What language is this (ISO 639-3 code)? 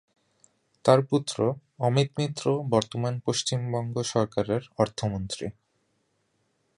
ben